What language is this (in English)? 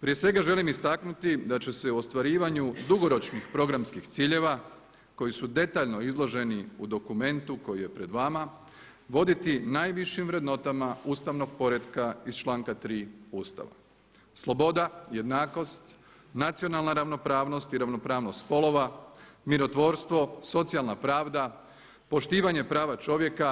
Croatian